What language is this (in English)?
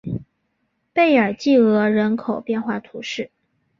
Chinese